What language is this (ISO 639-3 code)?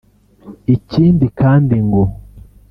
kin